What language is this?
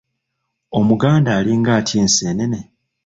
Ganda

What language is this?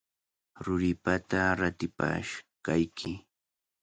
Cajatambo North Lima Quechua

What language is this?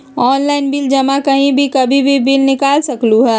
Magahi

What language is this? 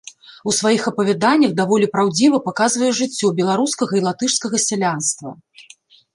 Belarusian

